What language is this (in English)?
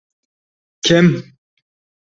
Uzbek